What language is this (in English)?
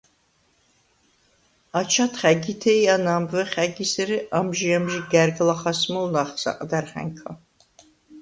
Svan